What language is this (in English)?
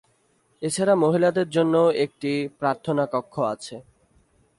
Bangla